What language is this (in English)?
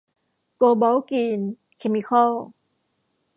Thai